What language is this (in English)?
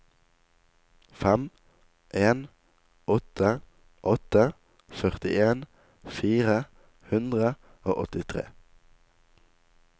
Norwegian